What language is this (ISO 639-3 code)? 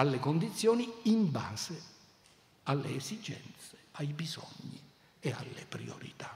ita